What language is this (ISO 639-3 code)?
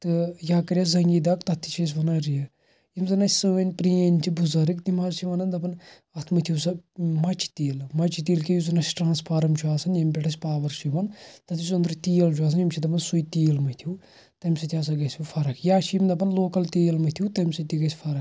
kas